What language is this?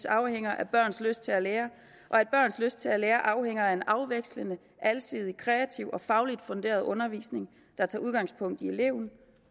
Danish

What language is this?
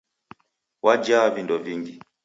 Taita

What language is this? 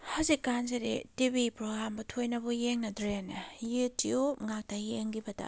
Manipuri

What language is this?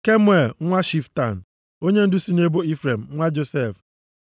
Igbo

